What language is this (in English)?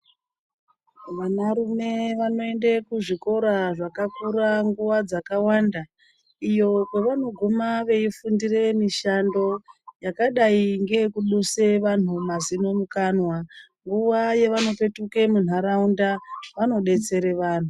Ndau